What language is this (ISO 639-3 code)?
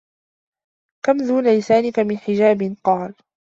ara